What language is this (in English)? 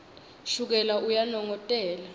Swati